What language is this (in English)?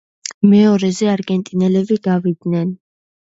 Georgian